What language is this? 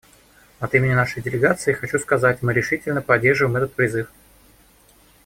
Russian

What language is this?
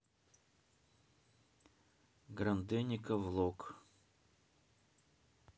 Russian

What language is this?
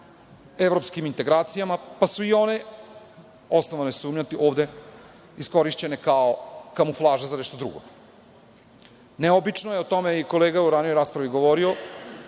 Serbian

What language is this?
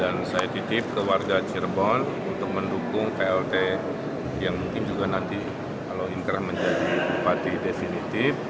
Indonesian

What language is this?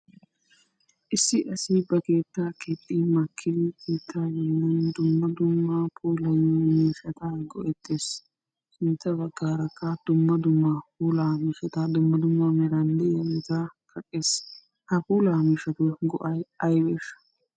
Wolaytta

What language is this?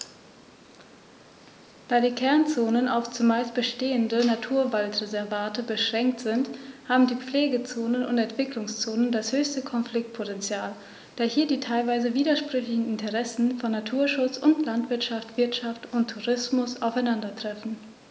German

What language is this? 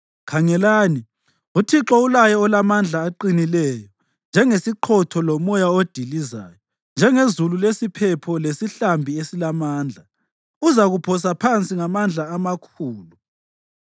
North Ndebele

